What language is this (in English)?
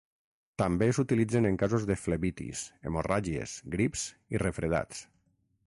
Catalan